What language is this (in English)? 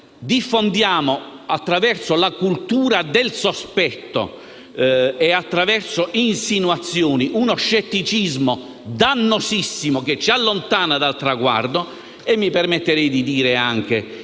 Italian